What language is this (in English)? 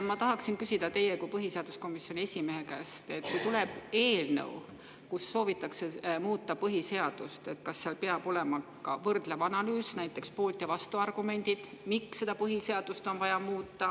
Estonian